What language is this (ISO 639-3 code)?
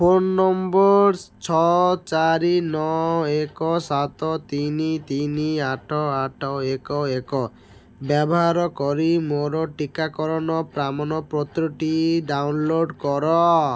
ori